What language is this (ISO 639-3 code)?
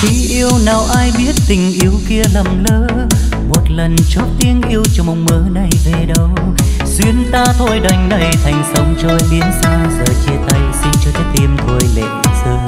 vie